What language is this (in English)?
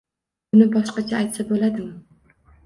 Uzbek